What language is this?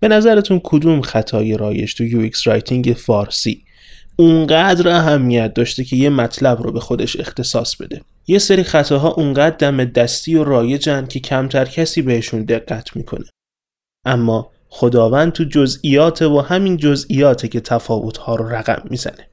Persian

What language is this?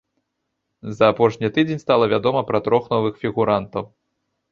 Belarusian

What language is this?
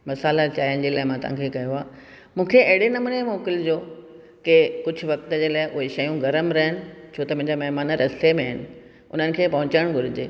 Sindhi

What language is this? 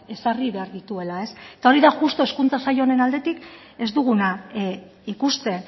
Basque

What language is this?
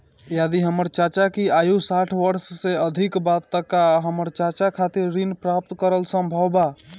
Bhojpuri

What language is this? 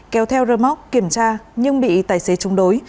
Vietnamese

